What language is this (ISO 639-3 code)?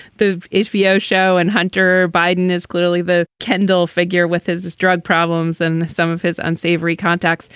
eng